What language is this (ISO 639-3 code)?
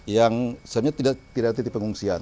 ind